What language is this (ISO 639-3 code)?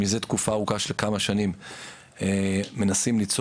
heb